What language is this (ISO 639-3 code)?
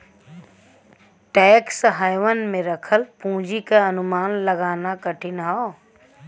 bho